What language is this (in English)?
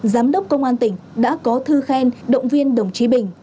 Vietnamese